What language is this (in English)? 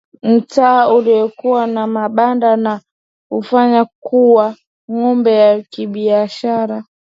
Swahili